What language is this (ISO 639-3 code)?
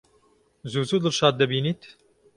ckb